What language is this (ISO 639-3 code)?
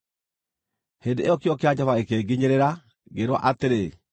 kik